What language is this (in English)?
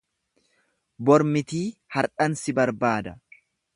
Oromo